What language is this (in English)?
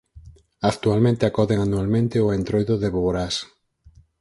Galician